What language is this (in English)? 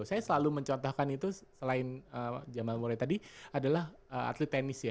Indonesian